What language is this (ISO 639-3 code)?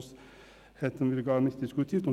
gsw